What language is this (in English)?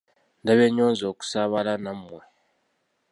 Ganda